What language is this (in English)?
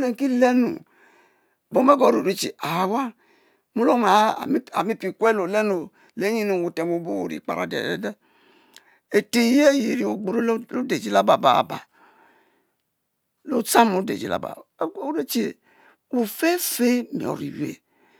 Mbe